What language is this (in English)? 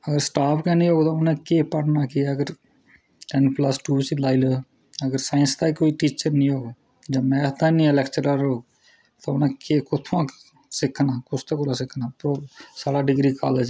Dogri